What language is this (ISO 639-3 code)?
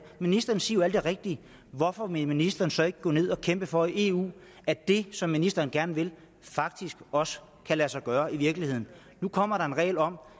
dan